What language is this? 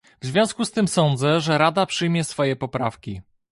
Polish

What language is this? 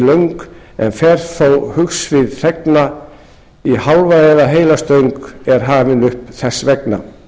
Icelandic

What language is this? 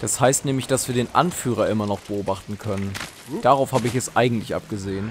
German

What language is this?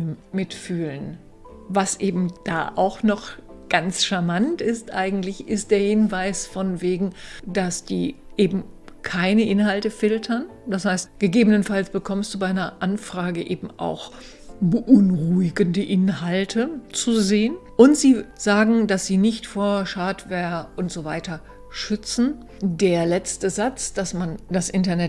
German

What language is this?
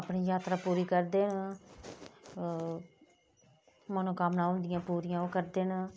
Dogri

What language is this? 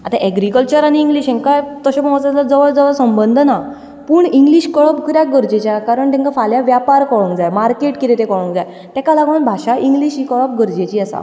Konkani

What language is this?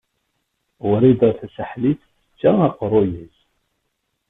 Kabyle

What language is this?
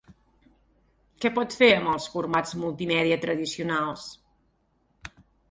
Catalan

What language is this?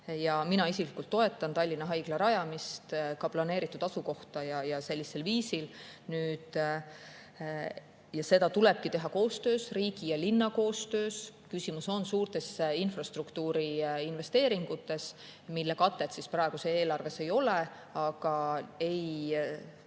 Estonian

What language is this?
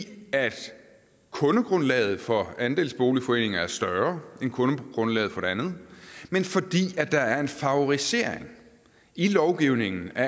Danish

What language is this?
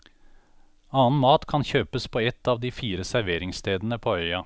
Norwegian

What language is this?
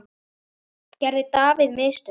Icelandic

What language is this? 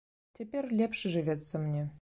Belarusian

